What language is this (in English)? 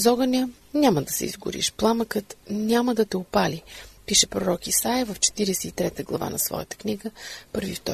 Bulgarian